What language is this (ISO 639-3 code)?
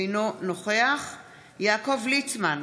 heb